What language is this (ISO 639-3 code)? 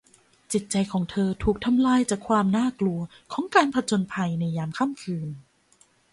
tha